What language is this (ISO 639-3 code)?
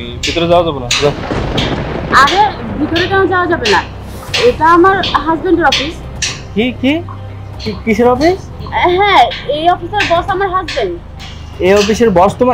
tur